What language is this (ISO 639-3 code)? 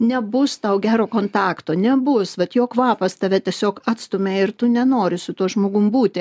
lit